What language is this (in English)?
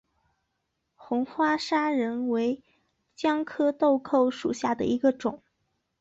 Chinese